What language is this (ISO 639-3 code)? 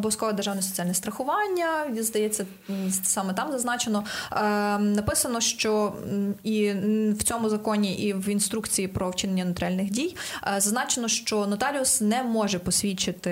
ukr